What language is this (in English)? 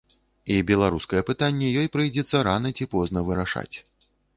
Belarusian